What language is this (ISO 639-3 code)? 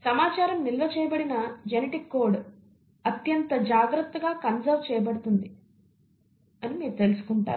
tel